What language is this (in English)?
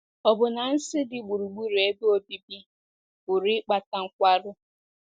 Igbo